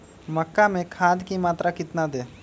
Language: Magahi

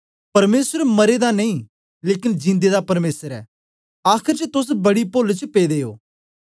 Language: Dogri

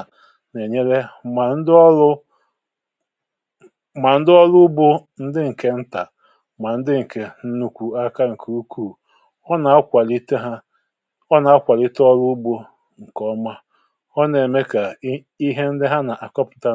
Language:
Igbo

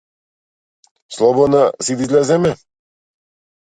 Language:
Macedonian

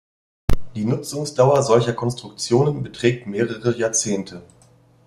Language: German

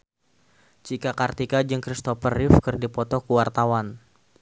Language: Sundanese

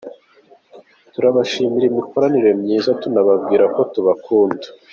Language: Kinyarwanda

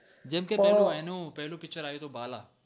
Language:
Gujarati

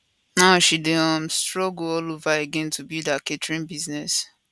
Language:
Nigerian Pidgin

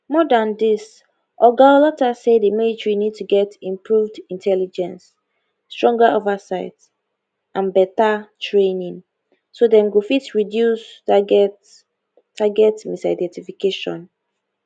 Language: Nigerian Pidgin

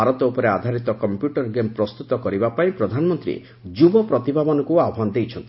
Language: Odia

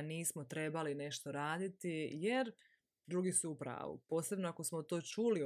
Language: Croatian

